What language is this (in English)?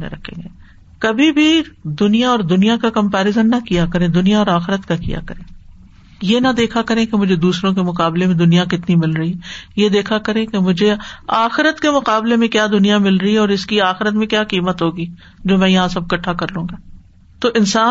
Urdu